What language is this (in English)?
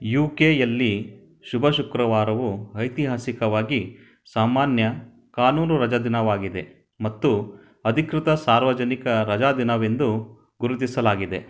Kannada